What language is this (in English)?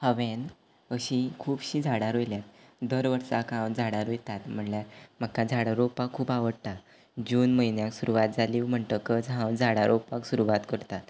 Konkani